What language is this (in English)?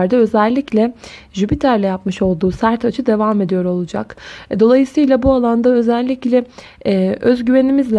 Turkish